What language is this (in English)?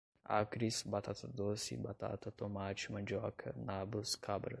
Portuguese